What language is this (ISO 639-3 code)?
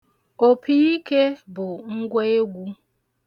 ibo